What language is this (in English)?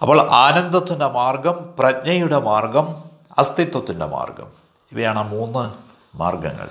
Malayalam